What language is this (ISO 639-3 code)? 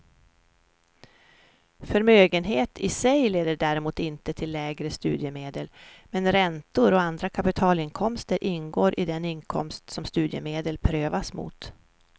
swe